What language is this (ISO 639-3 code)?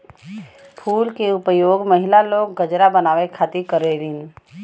bho